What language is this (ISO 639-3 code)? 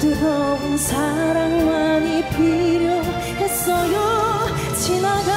kor